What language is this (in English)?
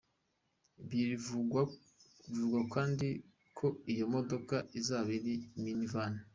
Kinyarwanda